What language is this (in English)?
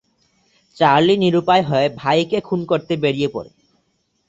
Bangla